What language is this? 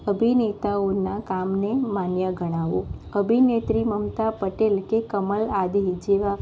Gujarati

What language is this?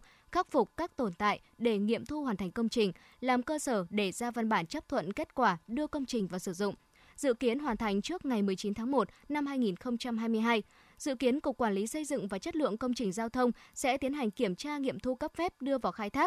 Vietnamese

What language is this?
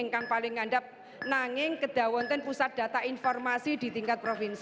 Indonesian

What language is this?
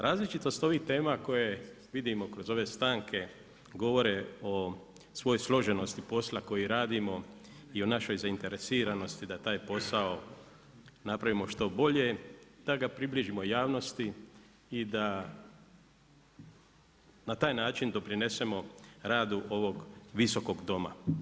Croatian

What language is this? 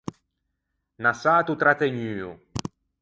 Ligurian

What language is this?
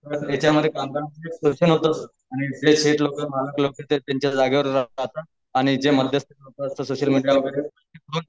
Marathi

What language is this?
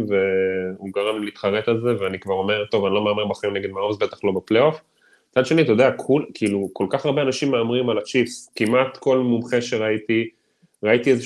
Hebrew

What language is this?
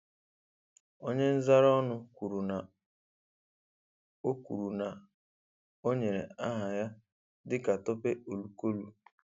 Igbo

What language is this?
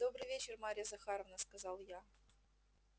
Russian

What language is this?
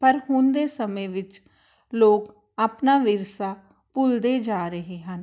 Punjabi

